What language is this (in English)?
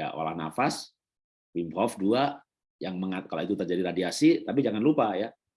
Indonesian